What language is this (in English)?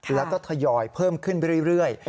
Thai